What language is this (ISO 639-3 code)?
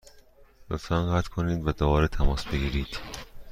fas